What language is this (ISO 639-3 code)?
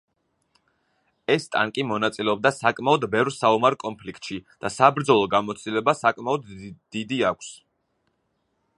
kat